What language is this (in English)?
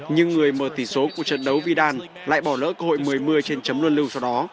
Vietnamese